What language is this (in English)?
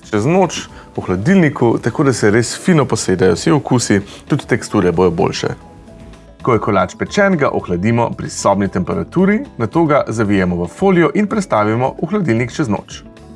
Slovenian